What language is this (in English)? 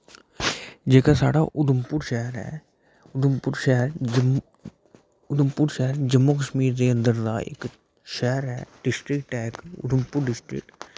Dogri